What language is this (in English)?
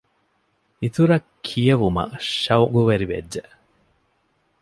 Divehi